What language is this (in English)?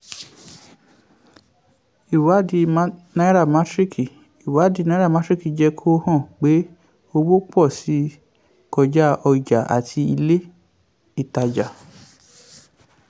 Yoruba